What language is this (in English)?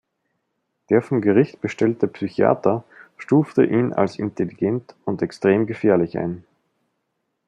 German